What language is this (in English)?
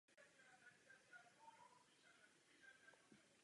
Czech